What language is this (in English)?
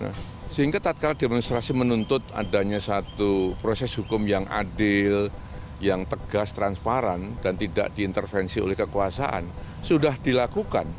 Indonesian